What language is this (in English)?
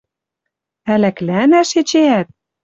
Western Mari